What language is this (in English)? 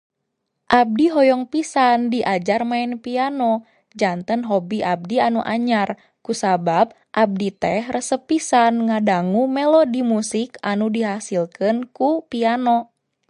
Sundanese